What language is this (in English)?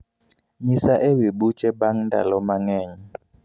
Luo (Kenya and Tanzania)